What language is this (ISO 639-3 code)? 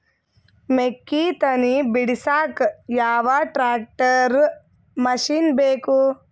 kan